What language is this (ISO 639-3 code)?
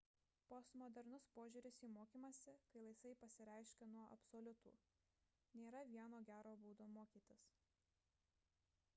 lit